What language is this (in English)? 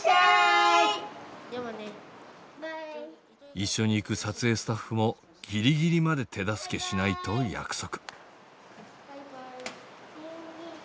Japanese